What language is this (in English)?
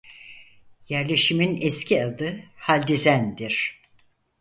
Turkish